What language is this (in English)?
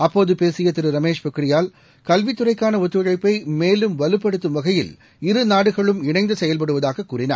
Tamil